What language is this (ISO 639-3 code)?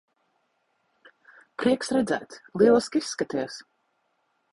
lav